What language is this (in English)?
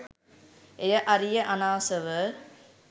Sinhala